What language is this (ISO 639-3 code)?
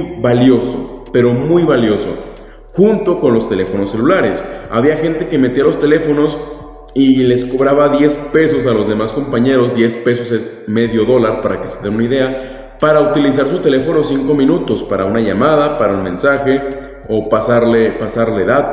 spa